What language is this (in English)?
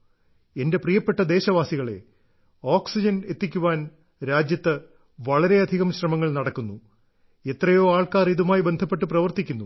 Malayalam